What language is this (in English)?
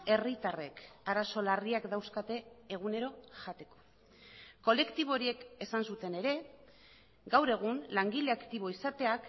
Basque